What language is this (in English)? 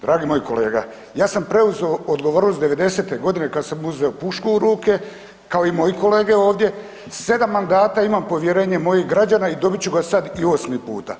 Croatian